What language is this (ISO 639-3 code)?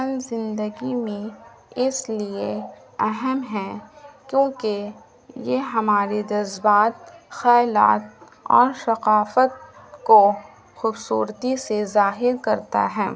urd